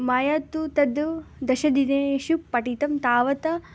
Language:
Sanskrit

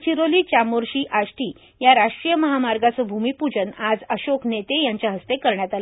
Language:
Marathi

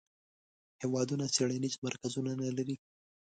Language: Pashto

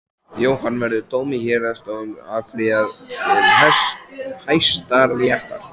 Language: Icelandic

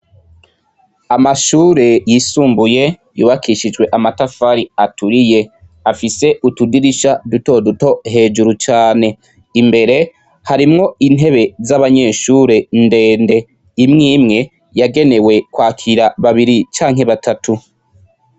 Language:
Rundi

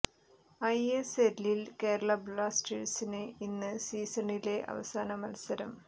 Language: Malayalam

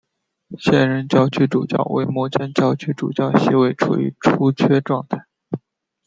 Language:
Chinese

